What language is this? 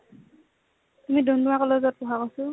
Assamese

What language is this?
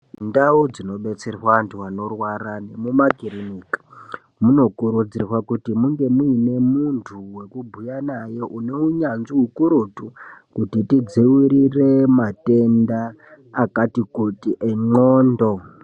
Ndau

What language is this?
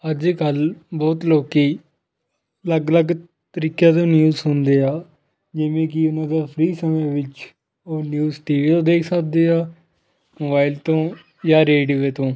Punjabi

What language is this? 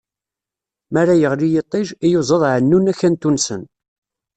Kabyle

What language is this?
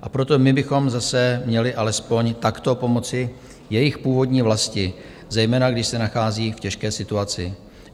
Czech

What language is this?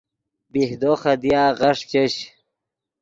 Yidgha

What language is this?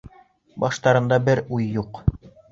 Bashkir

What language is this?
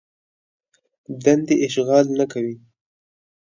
Pashto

